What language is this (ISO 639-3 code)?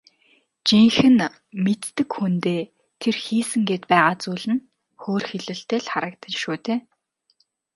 mon